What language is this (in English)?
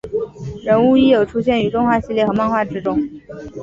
Chinese